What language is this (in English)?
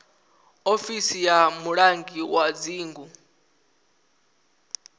Venda